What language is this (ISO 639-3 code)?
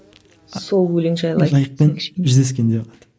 kaz